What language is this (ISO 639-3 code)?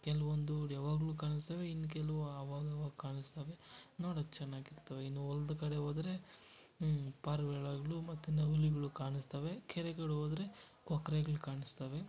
kan